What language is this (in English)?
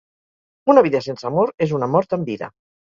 Catalan